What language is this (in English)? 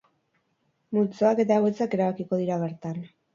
Basque